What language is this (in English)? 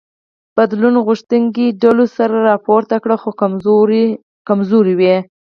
Pashto